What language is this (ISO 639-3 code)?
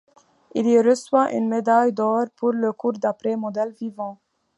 fra